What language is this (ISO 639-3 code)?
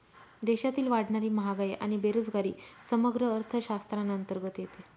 mar